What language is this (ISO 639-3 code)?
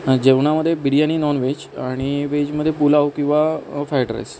mar